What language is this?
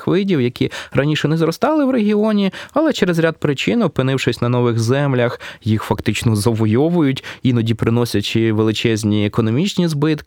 Ukrainian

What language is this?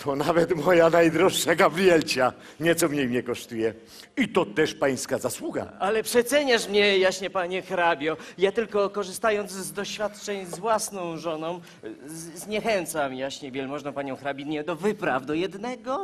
Polish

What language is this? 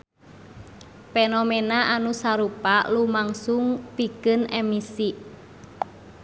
Sundanese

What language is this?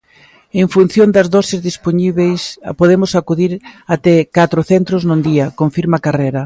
Galician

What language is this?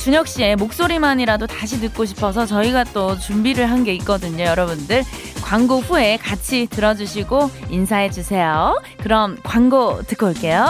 Korean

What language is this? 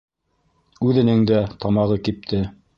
Bashkir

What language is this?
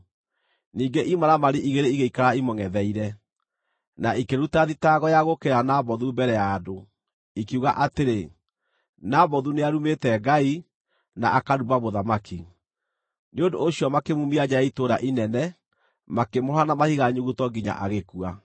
Kikuyu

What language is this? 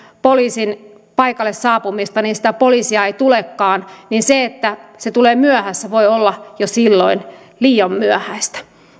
Finnish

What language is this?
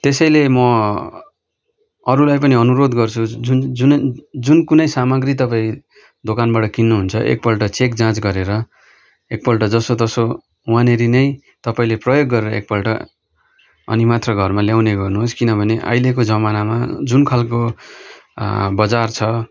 Nepali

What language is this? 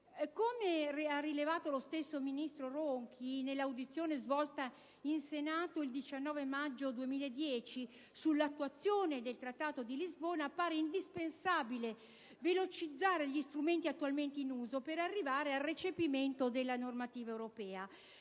Italian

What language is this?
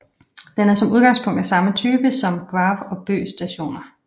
Danish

